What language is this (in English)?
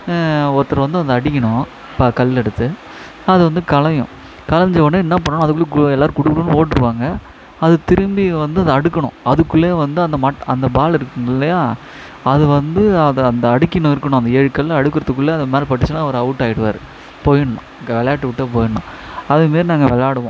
Tamil